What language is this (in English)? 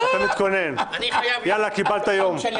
Hebrew